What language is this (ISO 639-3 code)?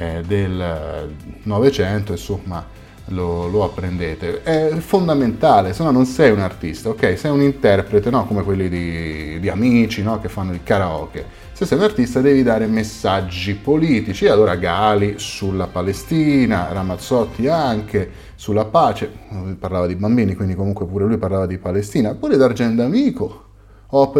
ita